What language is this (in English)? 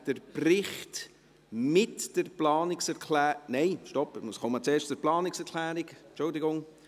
Swiss German